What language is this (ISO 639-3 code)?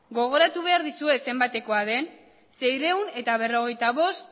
eus